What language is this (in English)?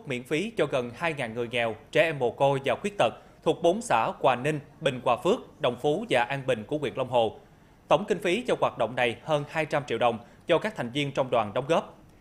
Vietnamese